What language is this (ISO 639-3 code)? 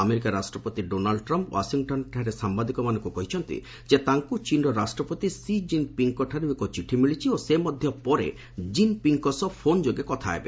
ori